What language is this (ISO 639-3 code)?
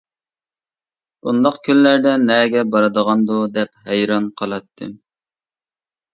uig